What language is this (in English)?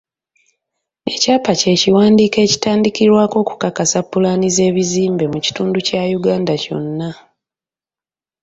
Ganda